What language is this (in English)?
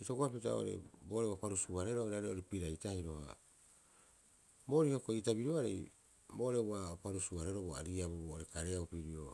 Rapoisi